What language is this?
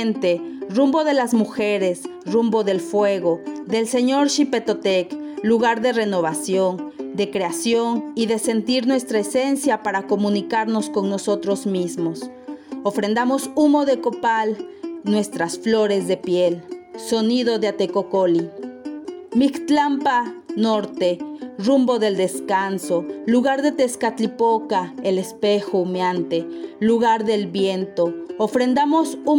Spanish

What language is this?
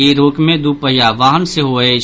Maithili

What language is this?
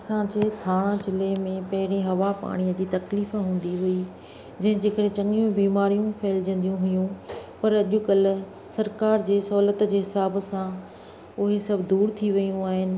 Sindhi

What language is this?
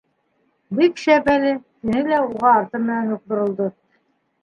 Bashkir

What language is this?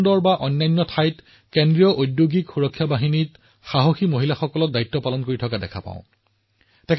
Assamese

